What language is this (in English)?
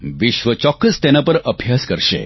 Gujarati